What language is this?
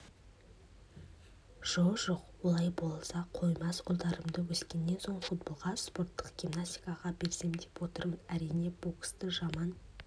Kazakh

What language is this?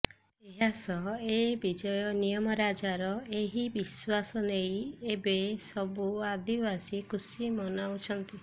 Odia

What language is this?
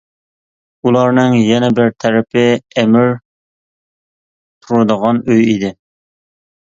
Uyghur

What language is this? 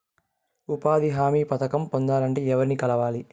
Telugu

